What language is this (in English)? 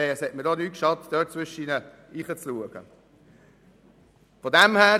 Swiss German